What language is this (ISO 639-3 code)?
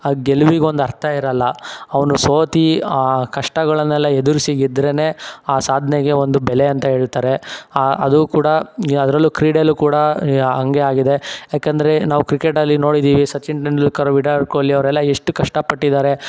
kan